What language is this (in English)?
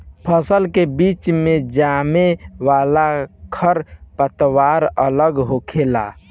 Bhojpuri